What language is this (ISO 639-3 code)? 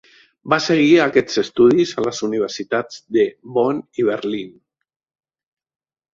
cat